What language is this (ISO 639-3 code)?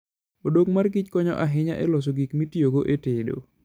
luo